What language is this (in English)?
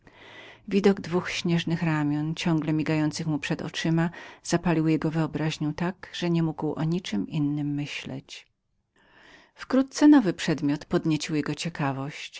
Polish